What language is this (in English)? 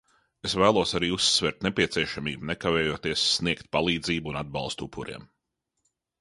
Latvian